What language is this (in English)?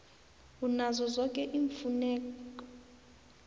South Ndebele